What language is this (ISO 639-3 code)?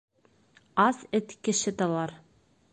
bak